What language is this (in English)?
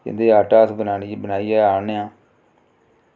Dogri